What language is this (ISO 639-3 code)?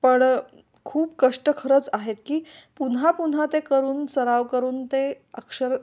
mar